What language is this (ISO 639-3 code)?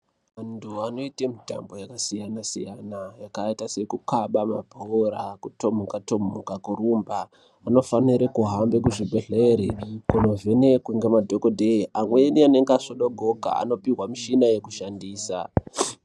ndc